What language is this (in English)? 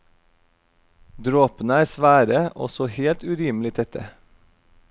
Norwegian